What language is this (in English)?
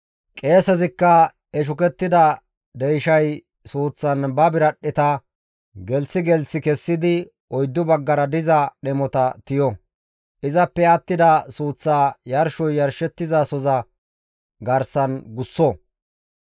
Gamo